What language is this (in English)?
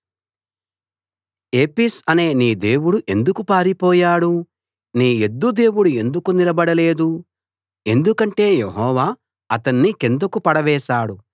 Telugu